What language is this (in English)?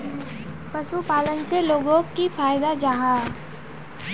Magahi